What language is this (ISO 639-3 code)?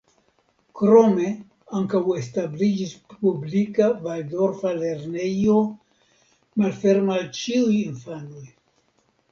epo